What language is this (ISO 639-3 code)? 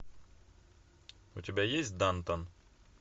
rus